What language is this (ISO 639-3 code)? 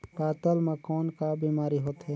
hne